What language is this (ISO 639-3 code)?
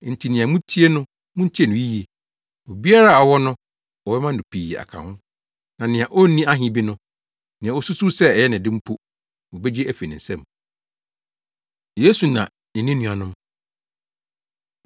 aka